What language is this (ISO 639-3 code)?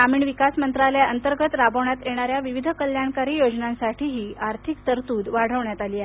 mar